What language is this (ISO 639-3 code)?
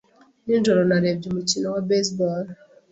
kin